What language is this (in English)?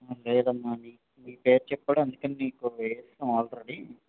Telugu